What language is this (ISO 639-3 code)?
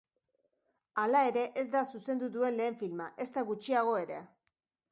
eus